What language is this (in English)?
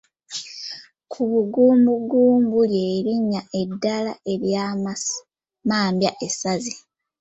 Ganda